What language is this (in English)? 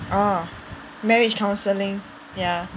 English